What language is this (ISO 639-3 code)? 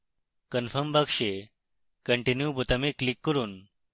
ben